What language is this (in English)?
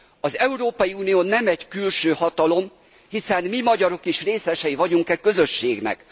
Hungarian